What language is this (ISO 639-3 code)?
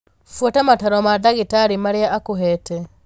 kik